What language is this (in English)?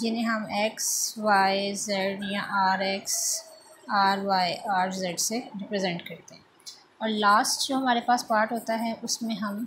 Hindi